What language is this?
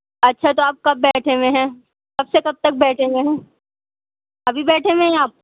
Urdu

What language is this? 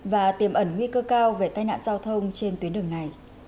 Vietnamese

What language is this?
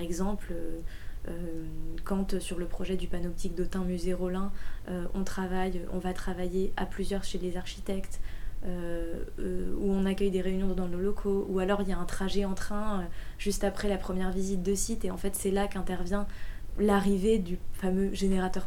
French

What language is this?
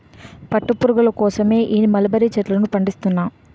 Telugu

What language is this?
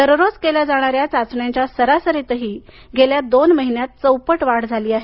Marathi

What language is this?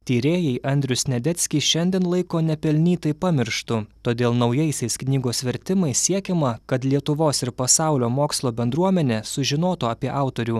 Lithuanian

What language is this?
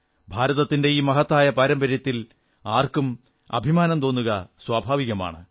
Malayalam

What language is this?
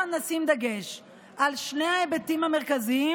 Hebrew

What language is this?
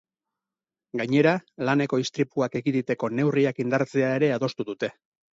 Basque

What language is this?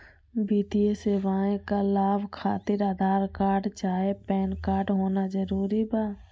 Magahi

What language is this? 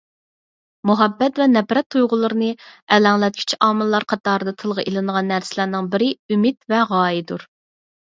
Uyghur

